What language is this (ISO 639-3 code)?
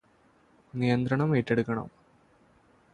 mal